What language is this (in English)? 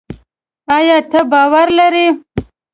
Pashto